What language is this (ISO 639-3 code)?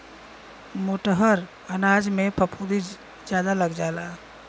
bho